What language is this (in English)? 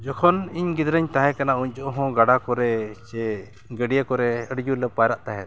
Santali